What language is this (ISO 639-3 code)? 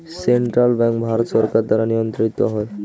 ben